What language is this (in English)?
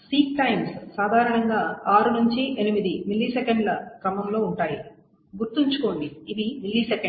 Telugu